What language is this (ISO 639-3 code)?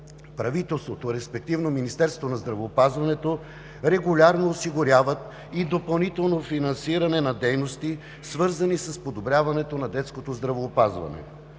bul